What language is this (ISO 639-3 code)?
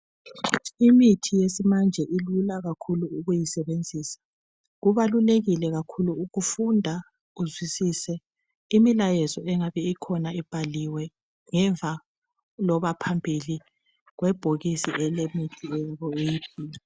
nde